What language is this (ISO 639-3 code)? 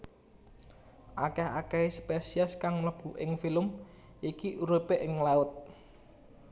jav